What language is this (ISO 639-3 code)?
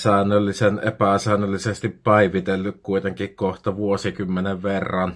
fin